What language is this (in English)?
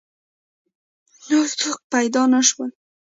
Pashto